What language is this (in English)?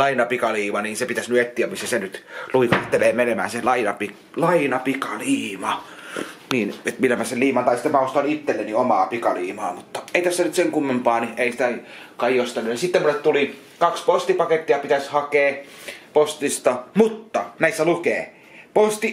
Finnish